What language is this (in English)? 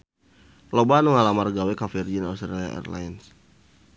Sundanese